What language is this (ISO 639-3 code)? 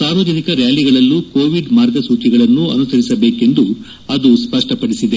kan